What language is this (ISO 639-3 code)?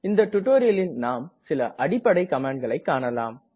tam